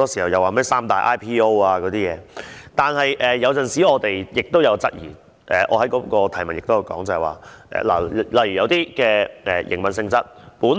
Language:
Cantonese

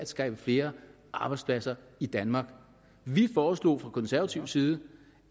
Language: Danish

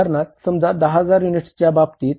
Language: Marathi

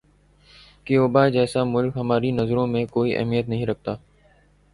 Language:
Urdu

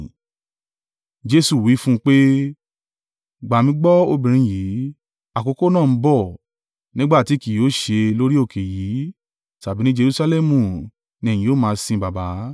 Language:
Yoruba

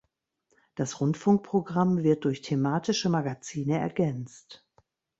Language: German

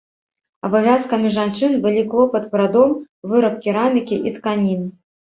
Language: Belarusian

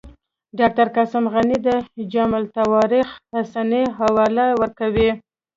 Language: Pashto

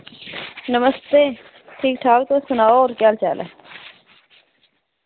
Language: Dogri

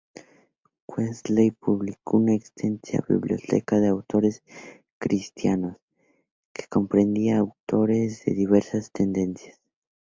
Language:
Spanish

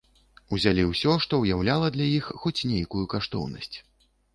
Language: Belarusian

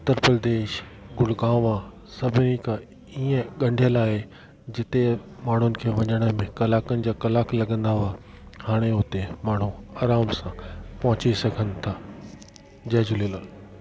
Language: Sindhi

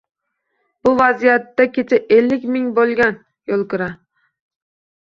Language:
Uzbek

